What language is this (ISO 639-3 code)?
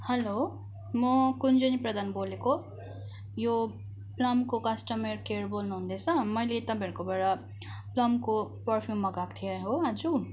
nep